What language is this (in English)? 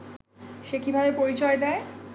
Bangla